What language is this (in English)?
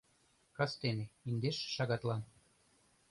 Mari